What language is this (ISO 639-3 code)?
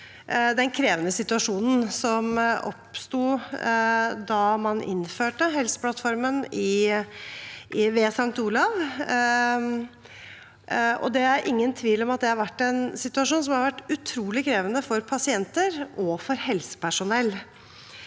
nor